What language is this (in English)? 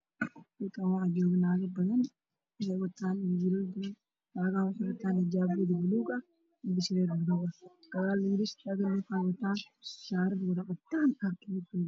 Somali